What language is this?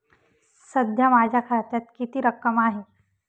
Marathi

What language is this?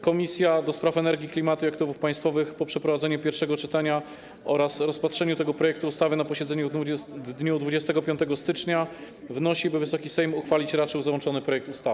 Polish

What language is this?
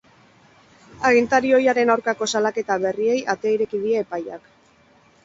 Basque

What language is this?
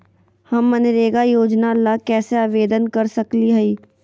Magahi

